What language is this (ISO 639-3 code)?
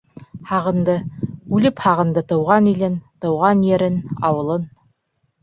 bak